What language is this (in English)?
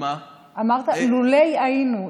Hebrew